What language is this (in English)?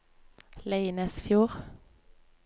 Norwegian